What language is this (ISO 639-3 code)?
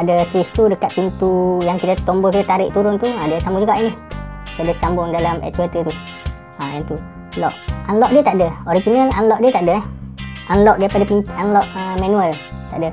msa